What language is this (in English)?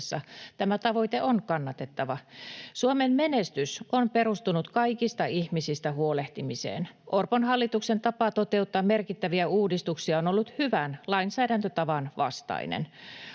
Finnish